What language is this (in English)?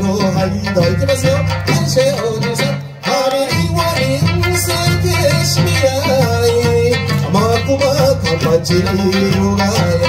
Japanese